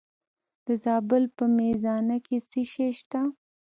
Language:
Pashto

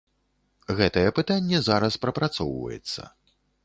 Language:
Belarusian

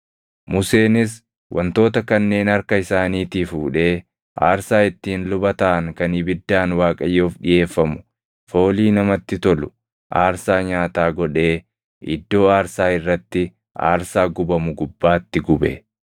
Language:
Oromo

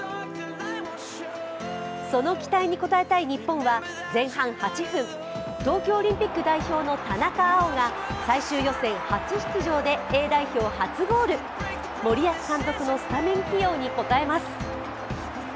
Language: Japanese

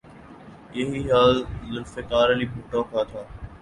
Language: Urdu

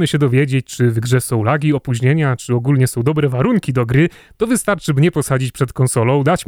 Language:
Polish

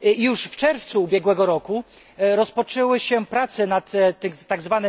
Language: Polish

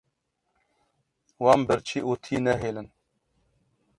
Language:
Kurdish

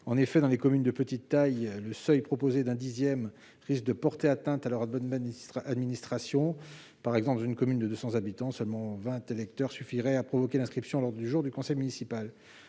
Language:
French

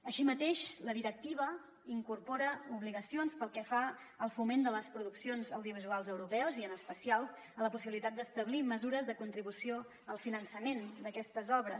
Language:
Catalan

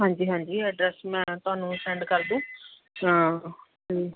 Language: Punjabi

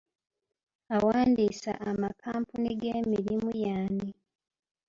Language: Ganda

